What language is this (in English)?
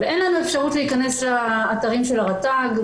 Hebrew